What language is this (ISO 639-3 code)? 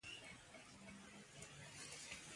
pus